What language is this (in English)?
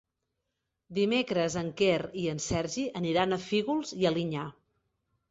Catalan